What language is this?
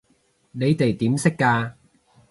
Cantonese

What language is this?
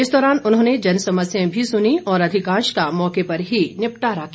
Hindi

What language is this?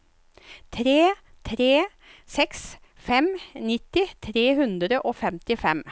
Norwegian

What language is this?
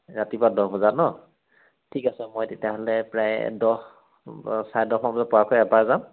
Assamese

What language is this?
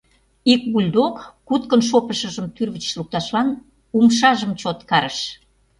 Mari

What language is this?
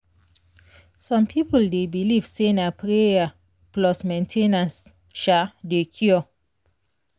Nigerian Pidgin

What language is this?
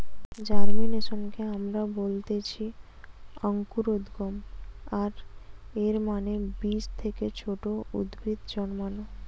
Bangla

